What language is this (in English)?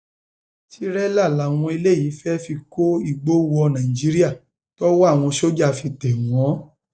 Yoruba